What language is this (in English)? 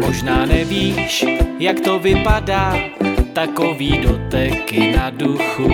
Czech